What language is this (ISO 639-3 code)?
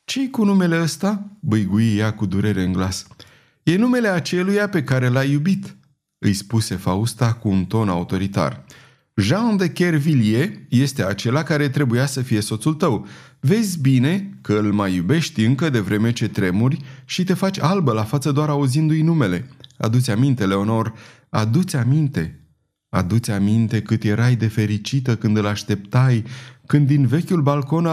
ron